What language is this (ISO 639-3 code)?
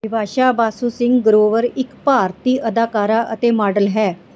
pan